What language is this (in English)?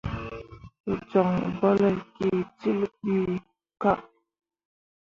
Mundang